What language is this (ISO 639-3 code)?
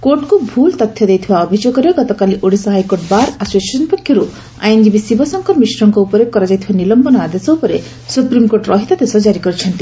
ori